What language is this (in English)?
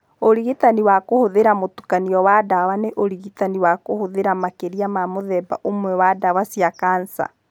Kikuyu